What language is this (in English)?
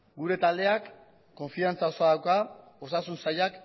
Basque